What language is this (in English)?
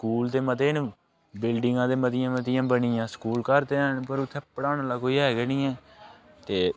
Dogri